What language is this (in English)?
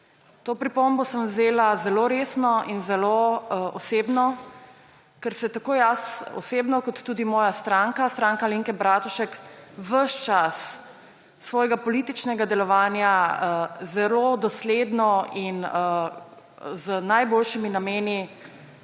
Slovenian